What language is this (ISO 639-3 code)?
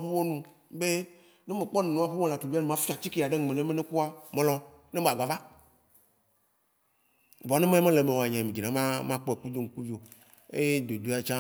wci